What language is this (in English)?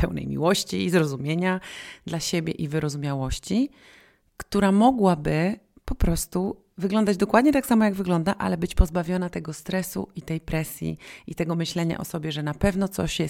Polish